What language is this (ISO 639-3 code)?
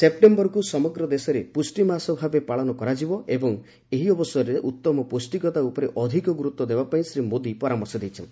ori